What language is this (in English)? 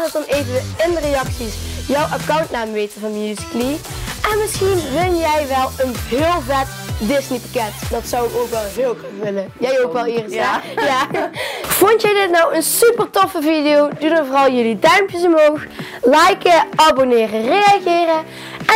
Dutch